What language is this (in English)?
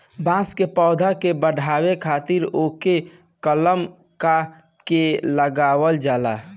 Bhojpuri